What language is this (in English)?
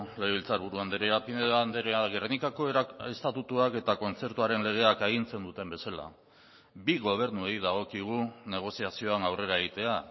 Basque